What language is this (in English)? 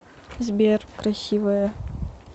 Russian